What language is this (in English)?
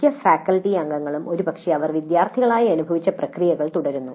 Malayalam